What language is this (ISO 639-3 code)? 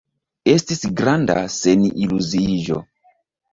epo